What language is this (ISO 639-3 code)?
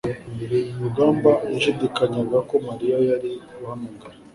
kin